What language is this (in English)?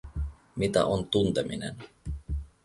Finnish